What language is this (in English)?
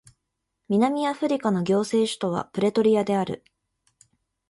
Japanese